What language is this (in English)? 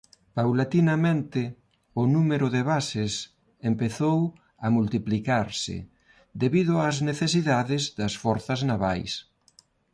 Galician